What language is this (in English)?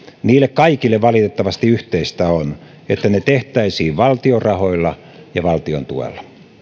Finnish